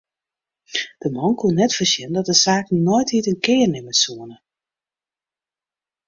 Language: Western Frisian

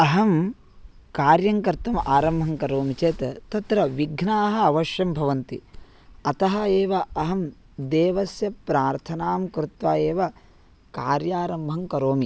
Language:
Sanskrit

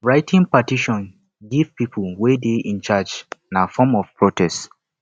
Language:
Nigerian Pidgin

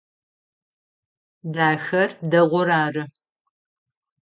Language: Adyghe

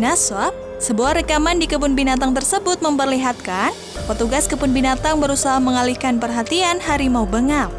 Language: Indonesian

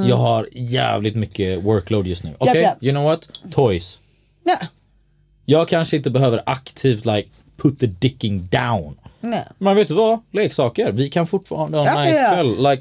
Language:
Swedish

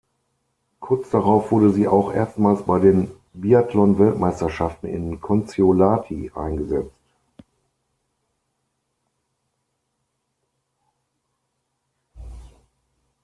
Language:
German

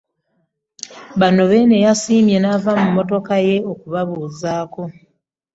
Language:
Ganda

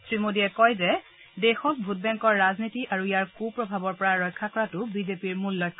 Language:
Assamese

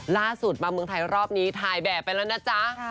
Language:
Thai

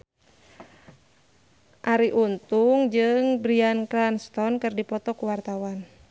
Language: Sundanese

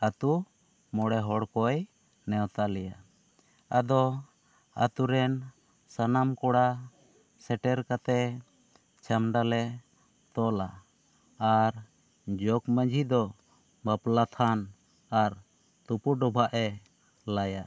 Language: Santali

